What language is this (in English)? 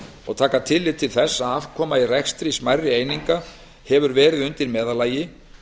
Icelandic